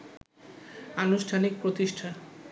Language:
Bangla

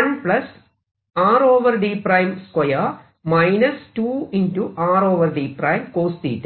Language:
Malayalam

